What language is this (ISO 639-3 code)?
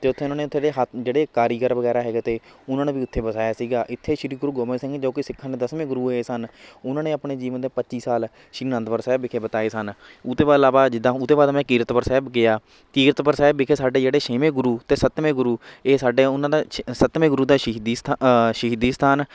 pan